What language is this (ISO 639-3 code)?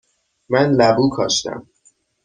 fas